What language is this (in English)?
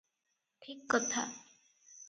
Odia